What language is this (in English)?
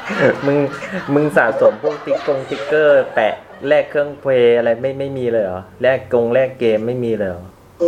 Thai